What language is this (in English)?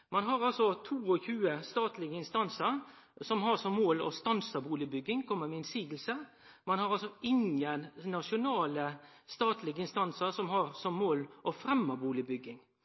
Norwegian Nynorsk